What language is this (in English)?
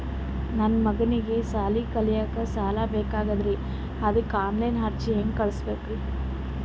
Kannada